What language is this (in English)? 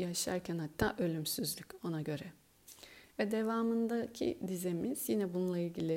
Turkish